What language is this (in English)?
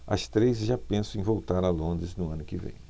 Portuguese